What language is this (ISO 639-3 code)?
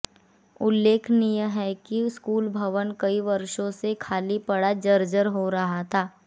hin